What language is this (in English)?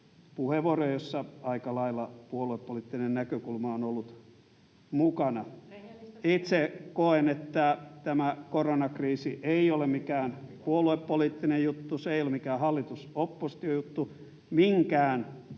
Finnish